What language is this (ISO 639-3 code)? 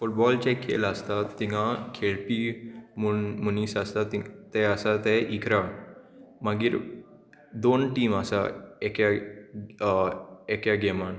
kok